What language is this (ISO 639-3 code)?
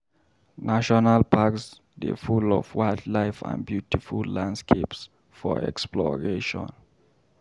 pcm